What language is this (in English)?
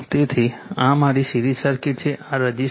Gujarati